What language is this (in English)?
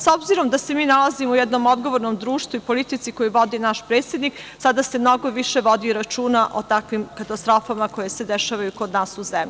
Serbian